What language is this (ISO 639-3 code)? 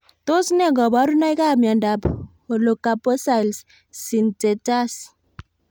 kln